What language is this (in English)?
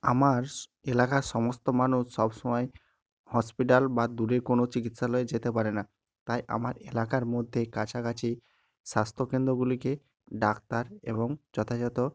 Bangla